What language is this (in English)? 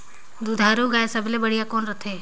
Chhattisgarhi